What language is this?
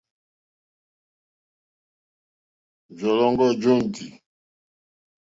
Mokpwe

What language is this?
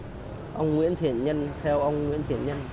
Vietnamese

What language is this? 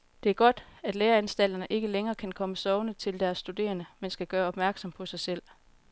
Danish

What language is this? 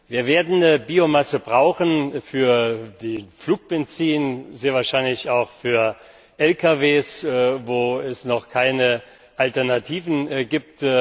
German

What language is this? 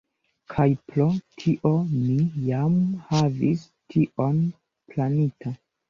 Esperanto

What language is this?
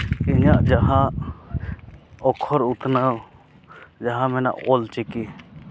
Santali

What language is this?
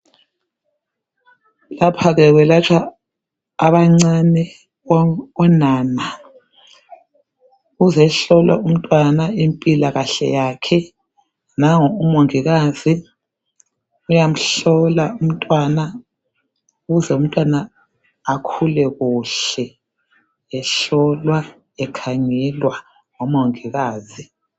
North Ndebele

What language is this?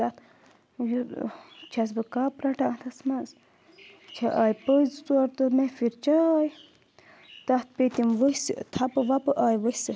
Kashmiri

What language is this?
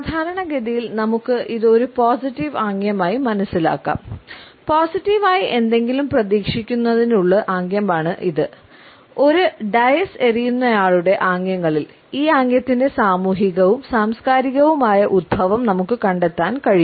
Malayalam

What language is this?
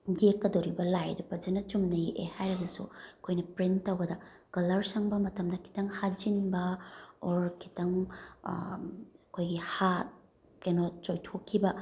Manipuri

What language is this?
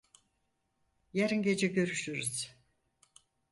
Turkish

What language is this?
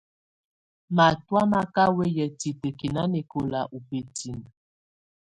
Tunen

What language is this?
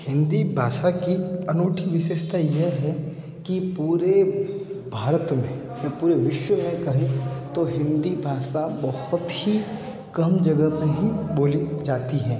Hindi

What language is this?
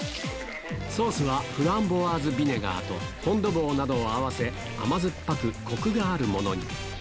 Japanese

